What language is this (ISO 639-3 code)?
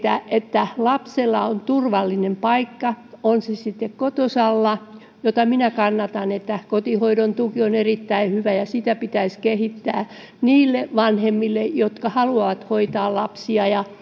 fin